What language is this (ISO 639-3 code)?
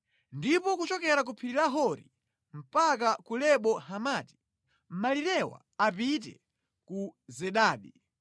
nya